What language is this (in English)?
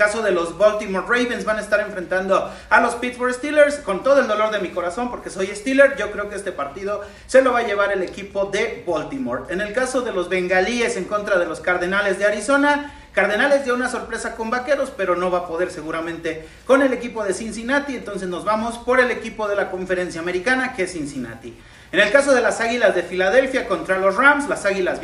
Spanish